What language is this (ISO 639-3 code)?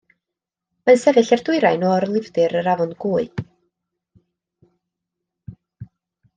cym